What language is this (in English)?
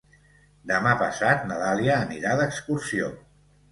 Catalan